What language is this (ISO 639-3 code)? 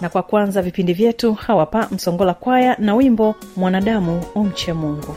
swa